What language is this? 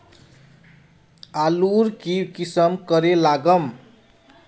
Magahi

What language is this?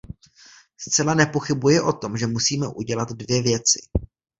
Czech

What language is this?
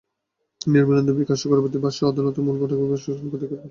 Bangla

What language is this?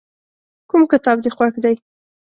Pashto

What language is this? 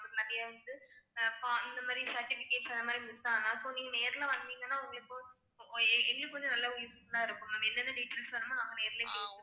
Tamil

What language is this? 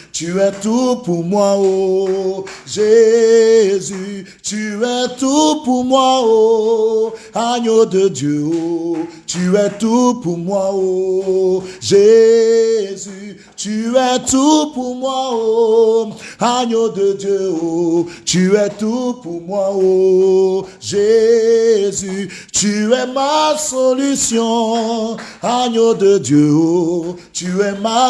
French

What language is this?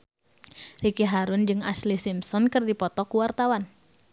Sundanese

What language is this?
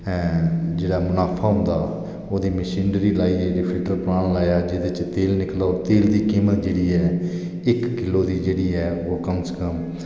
Dogri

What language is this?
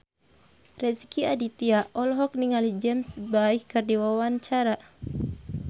Sundanese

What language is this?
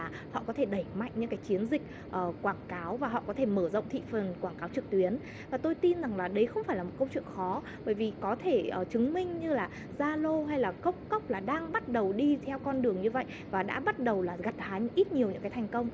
Vietnamese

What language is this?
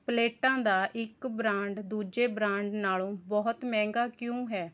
Punjabi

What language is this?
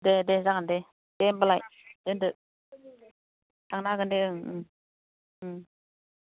Bodo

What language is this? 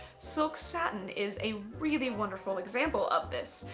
English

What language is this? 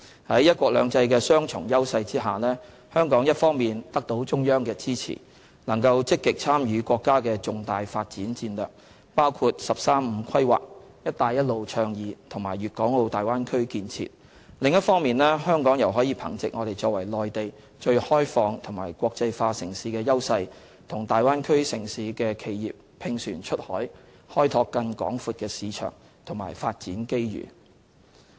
Cantonese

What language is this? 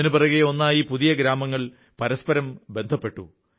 Malayalam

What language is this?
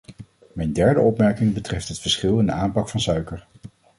Dutch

